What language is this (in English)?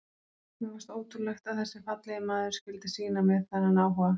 Icelandic